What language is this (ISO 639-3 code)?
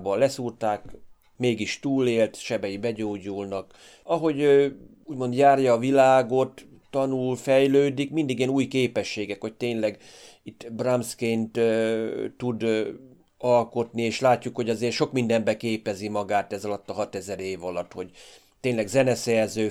hun